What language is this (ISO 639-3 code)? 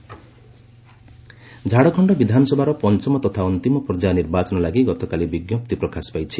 ori